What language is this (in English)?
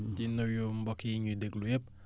Wolof